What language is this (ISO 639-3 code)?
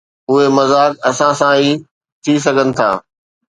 snd